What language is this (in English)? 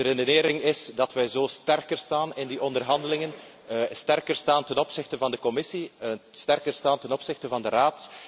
Dutch